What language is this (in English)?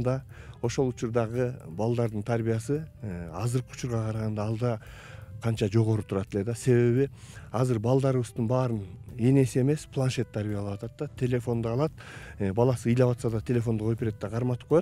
Turkish